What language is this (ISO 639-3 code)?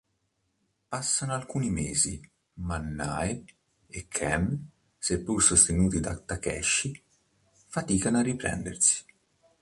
ita